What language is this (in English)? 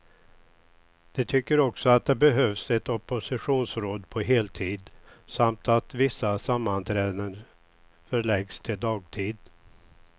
Swedish